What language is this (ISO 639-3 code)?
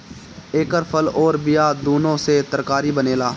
bho